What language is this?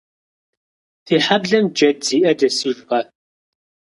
Kabardian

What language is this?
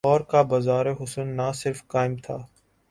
Urdu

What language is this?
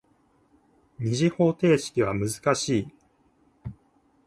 Japanese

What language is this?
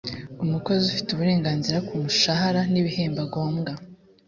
Kinyarwanda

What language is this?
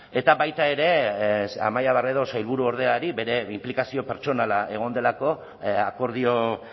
Basque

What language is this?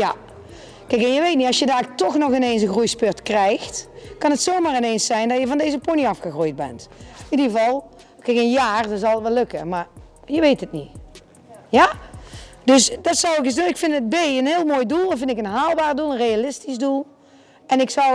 Dutch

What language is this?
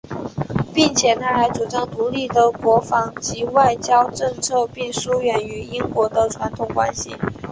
Chinese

